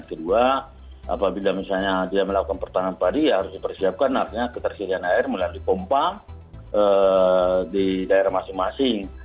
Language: Indonesian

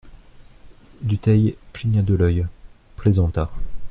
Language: French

